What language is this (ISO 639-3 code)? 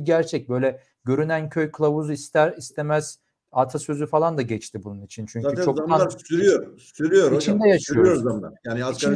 tur